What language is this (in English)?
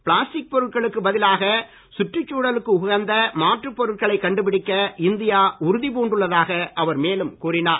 Tamil